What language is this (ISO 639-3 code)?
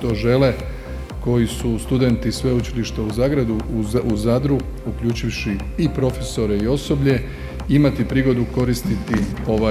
hrv